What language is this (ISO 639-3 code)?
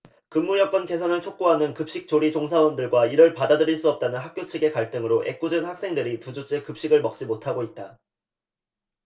kor